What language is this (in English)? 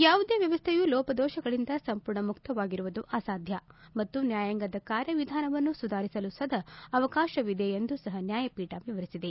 Kannada